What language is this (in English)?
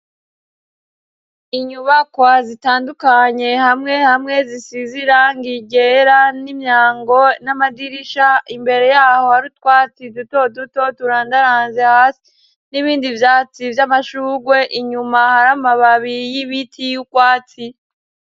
Rundi